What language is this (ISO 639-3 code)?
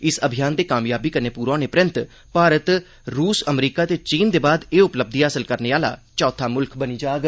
doi